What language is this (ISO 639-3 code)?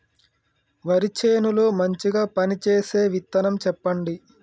tel